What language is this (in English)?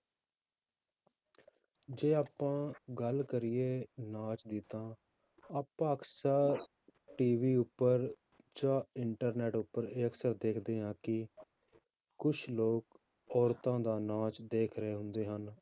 Punjabi